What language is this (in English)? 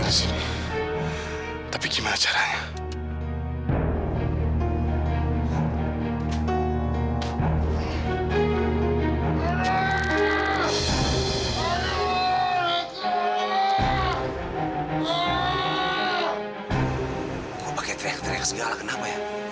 Indonesian